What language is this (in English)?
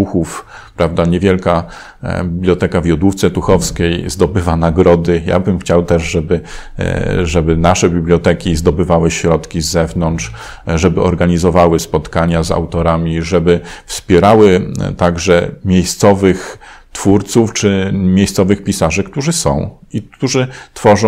Polish